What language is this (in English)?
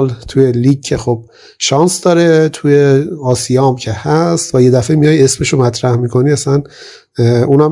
Persian